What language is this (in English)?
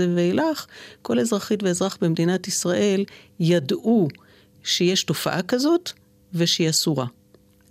Hebrew